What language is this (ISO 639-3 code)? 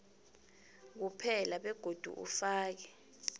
nbl